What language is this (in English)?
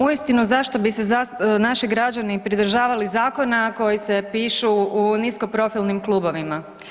Croatian